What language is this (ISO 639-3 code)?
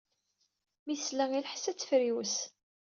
kab